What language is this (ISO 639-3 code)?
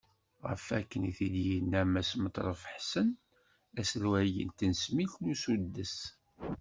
kab